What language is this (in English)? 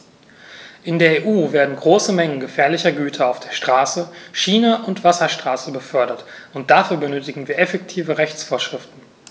German